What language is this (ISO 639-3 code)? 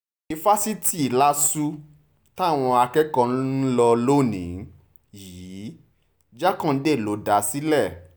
yor